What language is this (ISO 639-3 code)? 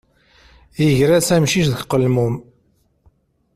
kab